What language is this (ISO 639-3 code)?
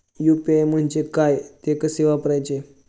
mar